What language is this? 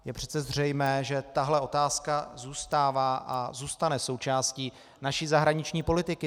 Czech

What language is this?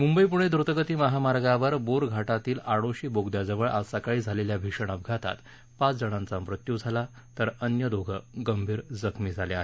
Marathi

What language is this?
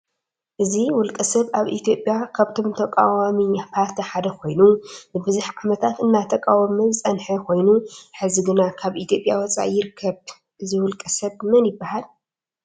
Tigrinya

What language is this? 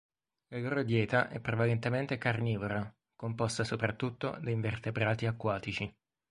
Italian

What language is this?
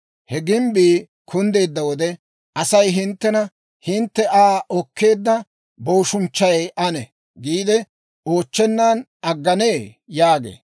Dawro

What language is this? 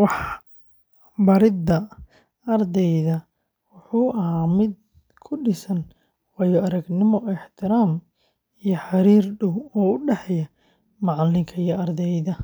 Somali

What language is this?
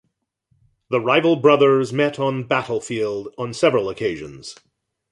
English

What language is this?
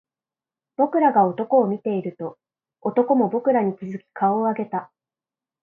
Japanese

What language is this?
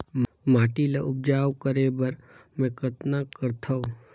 Chhattisgarhi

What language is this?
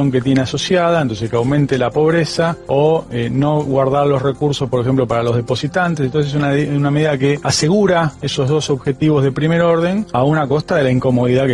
Spanish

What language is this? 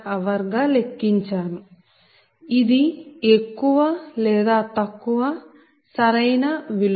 Telugu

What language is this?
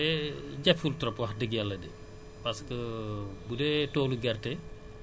Wolof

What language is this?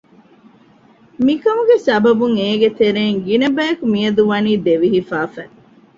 Divehi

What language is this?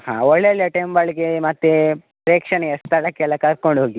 Kannada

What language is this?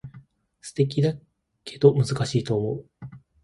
Japanese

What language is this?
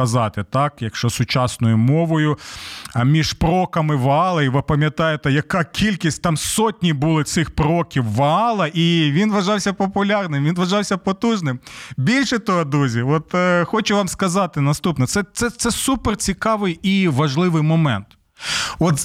Ukrainian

